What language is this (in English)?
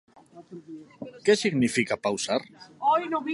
Galician